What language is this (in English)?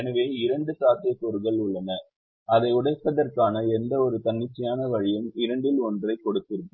Tamil